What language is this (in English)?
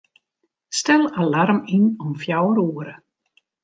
Western Frisian